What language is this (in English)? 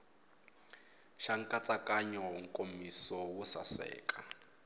Tsonga